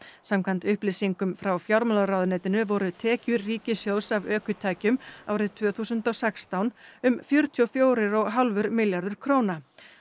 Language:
Icelandic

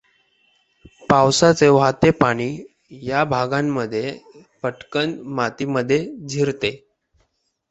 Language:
Marathi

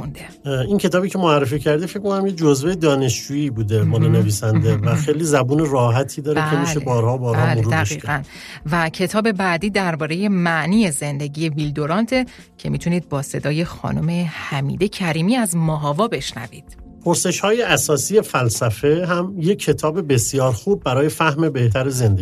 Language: Persian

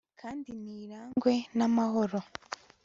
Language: Kinyarwanda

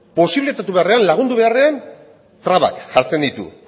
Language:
Basque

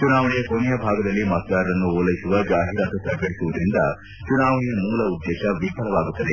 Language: Kannada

